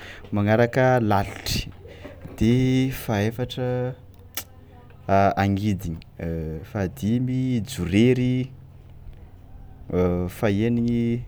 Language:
Tsimihety Malagasy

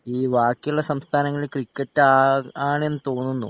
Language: Malayalam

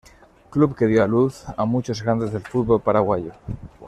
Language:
Spanish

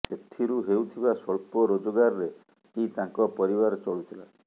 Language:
Odia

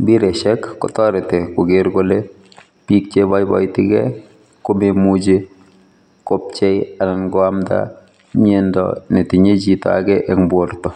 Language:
Kalenjin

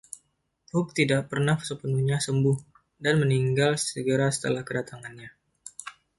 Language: Indonesian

